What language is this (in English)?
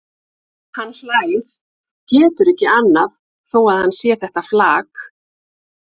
Icelandic